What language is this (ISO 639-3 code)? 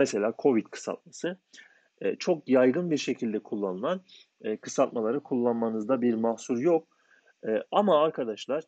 tur